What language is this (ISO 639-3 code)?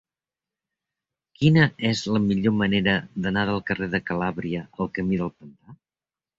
cat